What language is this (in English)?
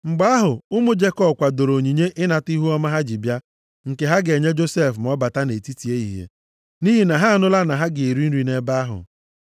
Igbo